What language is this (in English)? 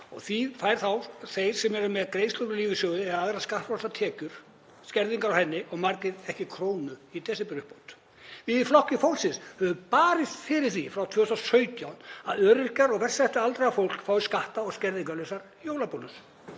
Icelandic